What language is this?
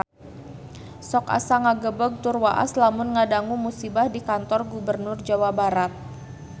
Sundanese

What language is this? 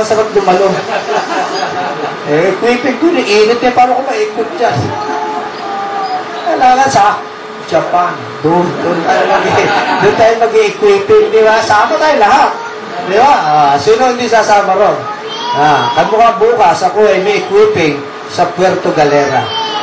Filipino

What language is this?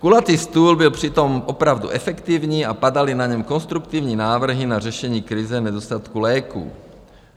Czech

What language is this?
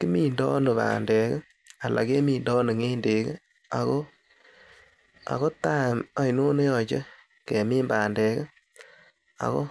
Kalenjin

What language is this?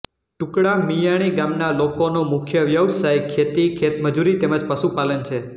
Gujarati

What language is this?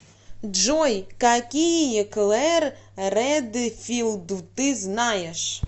Russian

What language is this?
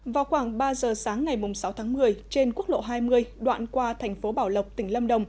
Vietnamese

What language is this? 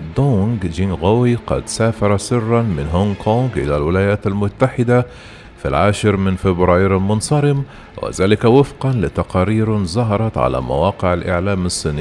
Arabic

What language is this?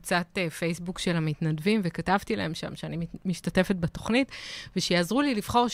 Hebrew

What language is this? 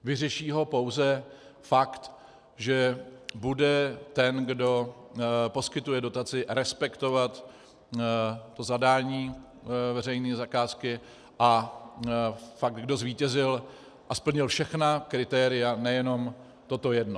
Czech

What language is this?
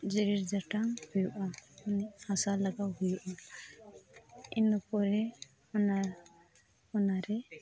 Santali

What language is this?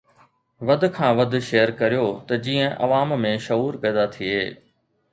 Sindhi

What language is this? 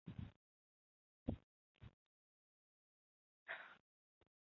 Chinese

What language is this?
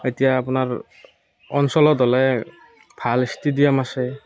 Assamese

